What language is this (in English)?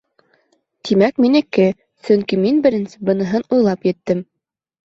Bashkir